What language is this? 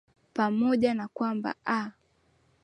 Swahili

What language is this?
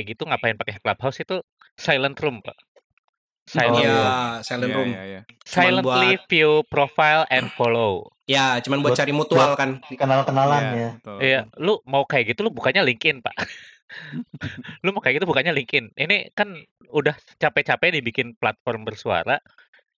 Indonesian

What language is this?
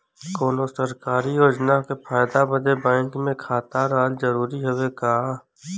Bhojpuri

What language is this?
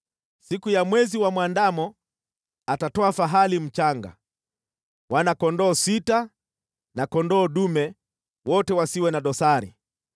Swahili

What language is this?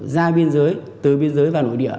Vietnamese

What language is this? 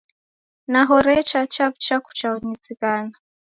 Taita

